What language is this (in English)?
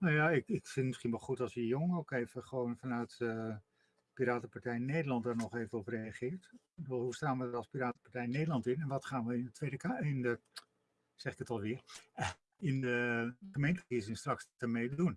Dutch